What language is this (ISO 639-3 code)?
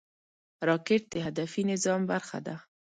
pus